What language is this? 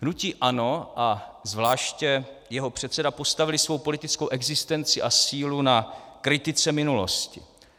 Czech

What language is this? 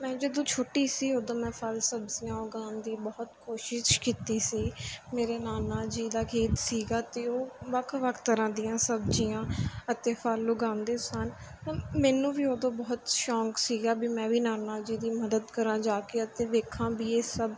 Punjabi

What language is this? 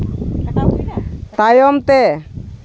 Santali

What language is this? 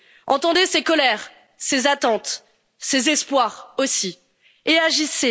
French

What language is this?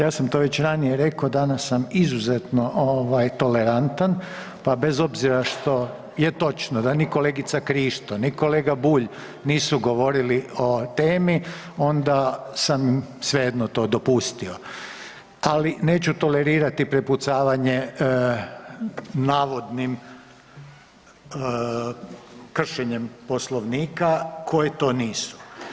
Croatian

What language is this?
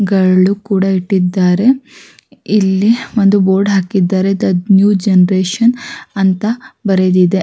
Kannada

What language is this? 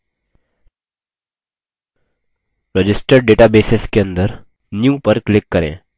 Hindi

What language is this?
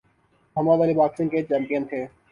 Urdu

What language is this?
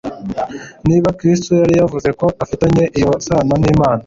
Kinyarwanda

